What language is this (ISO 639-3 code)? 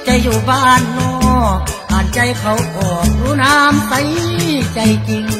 tha